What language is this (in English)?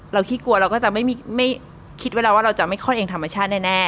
Thai